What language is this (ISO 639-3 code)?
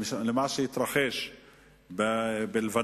heb